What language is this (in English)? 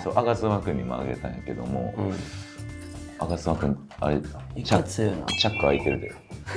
Japanese